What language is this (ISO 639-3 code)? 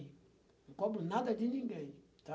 por